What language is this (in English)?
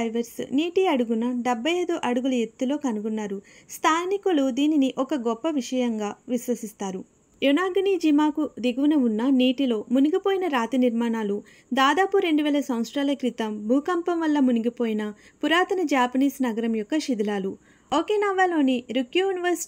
Telugu